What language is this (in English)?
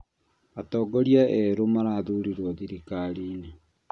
Kikuyu